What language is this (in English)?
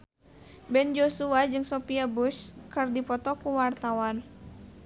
Sundanese